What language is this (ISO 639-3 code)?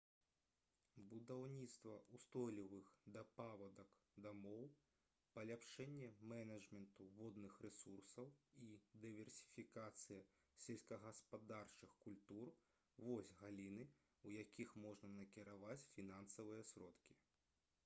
bel